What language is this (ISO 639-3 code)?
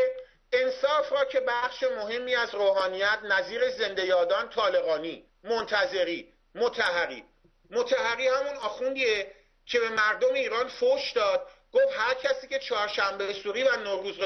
fas